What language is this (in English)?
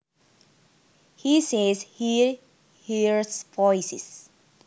Javanese